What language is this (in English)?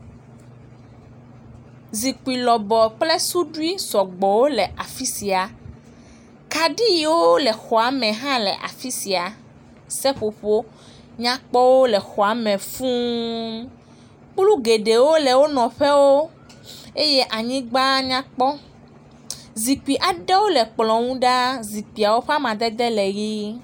Ewe